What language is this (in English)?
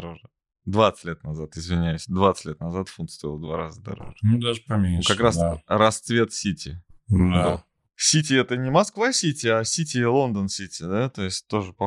Russian